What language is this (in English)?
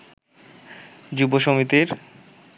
Bangla